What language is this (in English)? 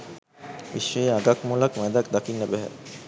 Sinhala